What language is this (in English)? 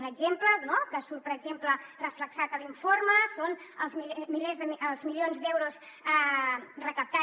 Catalan